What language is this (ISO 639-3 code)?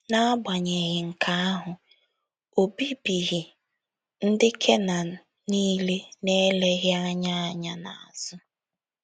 ibo